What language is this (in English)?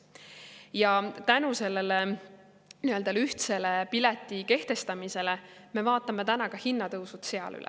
Estonian